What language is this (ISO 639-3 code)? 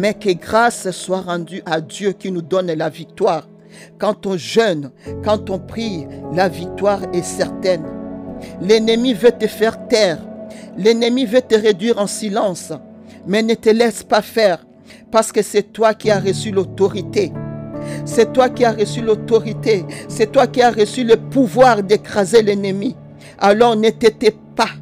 fra